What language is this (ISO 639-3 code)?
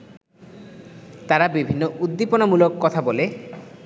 ben